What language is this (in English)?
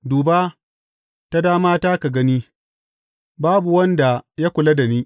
Hausa